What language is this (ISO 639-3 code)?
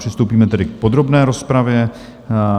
ces